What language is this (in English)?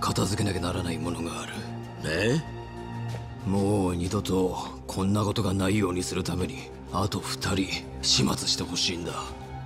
Japanese